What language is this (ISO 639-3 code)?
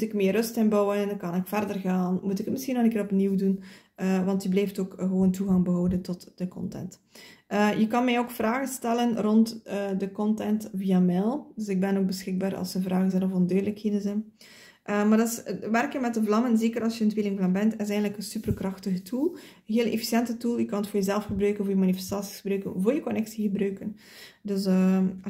nld